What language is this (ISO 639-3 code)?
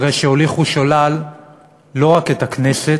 heb